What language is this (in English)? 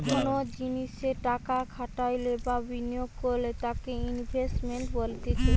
Bangla